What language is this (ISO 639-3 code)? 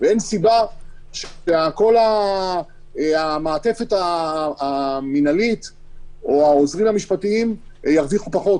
heb